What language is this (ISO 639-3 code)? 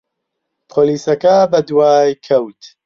ckb